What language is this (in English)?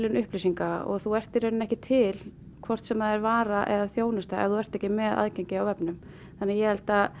Icelandic